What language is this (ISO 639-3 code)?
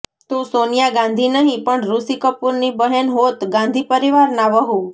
guj